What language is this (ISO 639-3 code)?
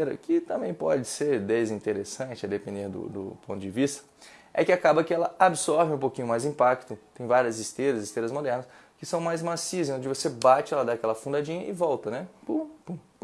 por